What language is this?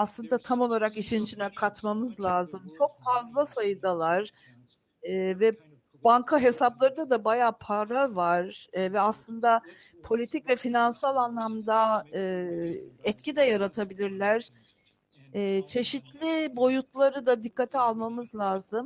Turkish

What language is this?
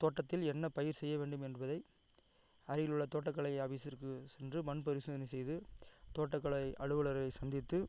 Tamil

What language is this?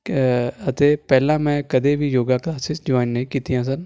Punjabi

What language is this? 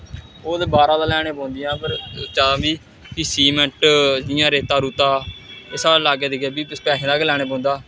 Dogri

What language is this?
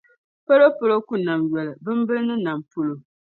Dagbani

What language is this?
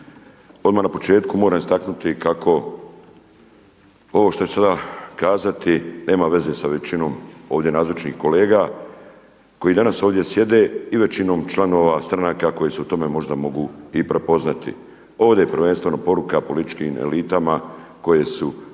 Croatian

